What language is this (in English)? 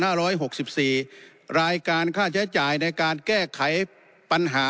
Thai